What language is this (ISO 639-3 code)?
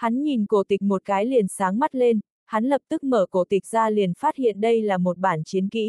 vie